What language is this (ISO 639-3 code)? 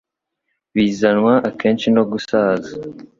kin